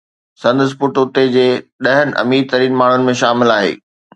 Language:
Sindhi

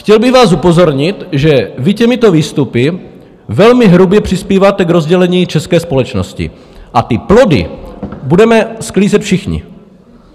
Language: Czech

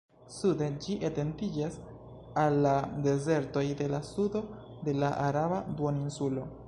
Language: Esperanto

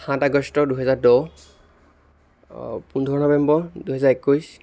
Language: Assamese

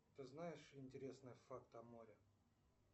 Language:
Russian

